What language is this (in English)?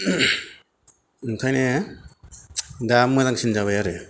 Bodo